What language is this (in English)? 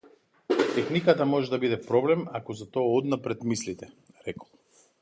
Macedonian